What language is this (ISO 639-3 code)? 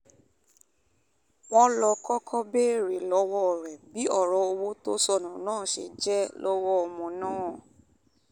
yor